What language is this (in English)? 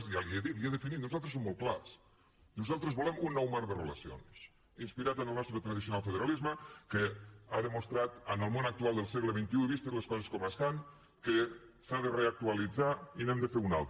Catalan